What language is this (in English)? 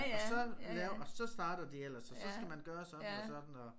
Danish